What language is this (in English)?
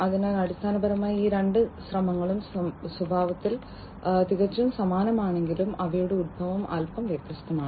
Malayalam